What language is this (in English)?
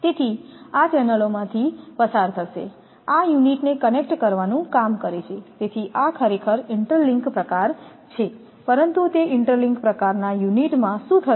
Gujarati